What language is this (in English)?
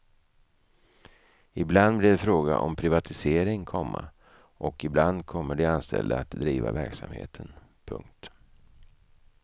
Swedish